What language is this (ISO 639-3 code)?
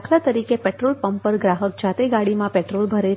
guj